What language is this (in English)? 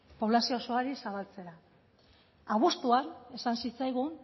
Basque